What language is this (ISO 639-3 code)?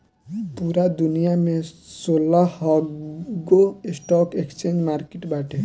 bho